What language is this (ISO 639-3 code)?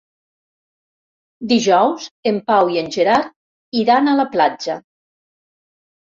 cat